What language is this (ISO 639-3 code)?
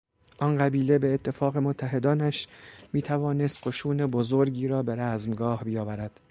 fas